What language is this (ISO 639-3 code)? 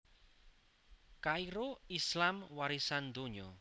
jav